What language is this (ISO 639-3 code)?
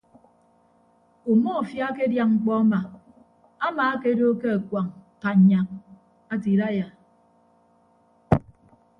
ibb